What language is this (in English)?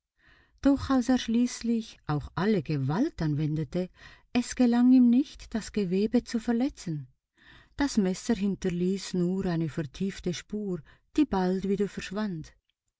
German